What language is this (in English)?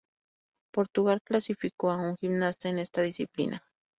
Spanish